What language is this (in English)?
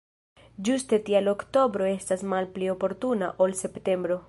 Esperanto